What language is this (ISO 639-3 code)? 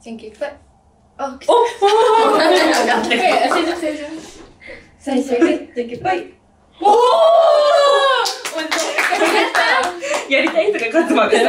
jpn